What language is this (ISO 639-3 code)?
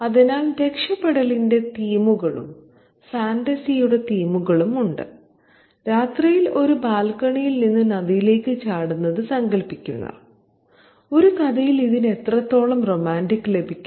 mal